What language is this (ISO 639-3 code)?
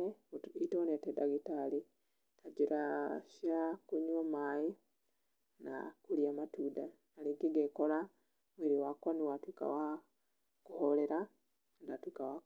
kik